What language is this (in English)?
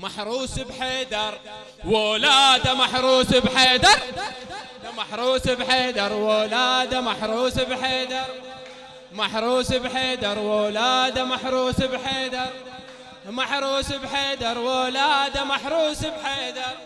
Arabic